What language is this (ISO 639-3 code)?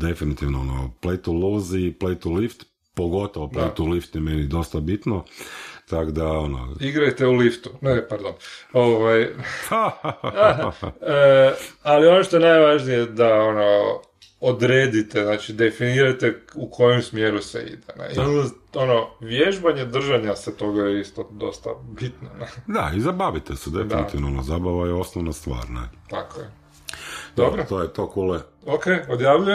hrv